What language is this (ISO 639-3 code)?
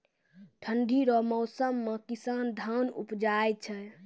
mai